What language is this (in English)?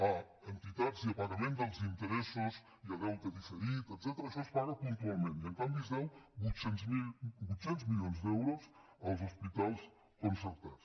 Catalan